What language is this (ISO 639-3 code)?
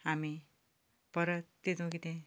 kok